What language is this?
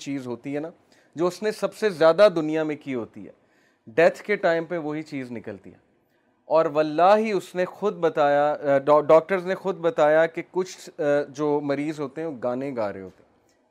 Urdu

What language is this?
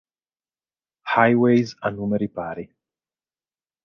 Italian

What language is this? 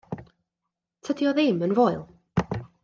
Welsh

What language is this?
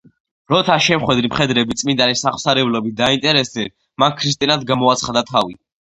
Georgian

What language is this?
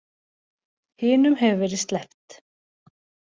Icelandic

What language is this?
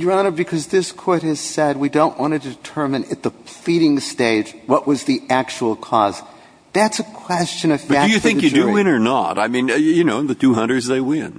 English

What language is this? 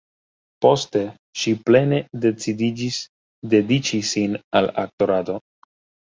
Esperanto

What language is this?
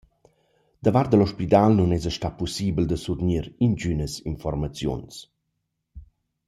Romansh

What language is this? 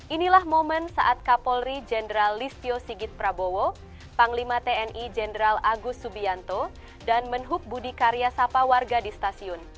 Indonesian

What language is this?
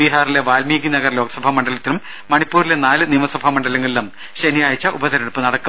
Malayalam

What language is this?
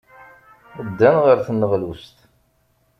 Kabyle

